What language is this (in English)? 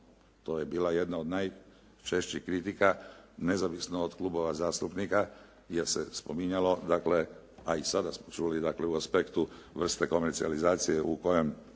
Croatian